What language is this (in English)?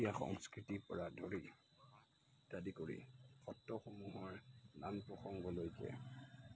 Assamese